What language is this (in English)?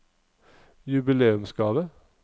Norwegian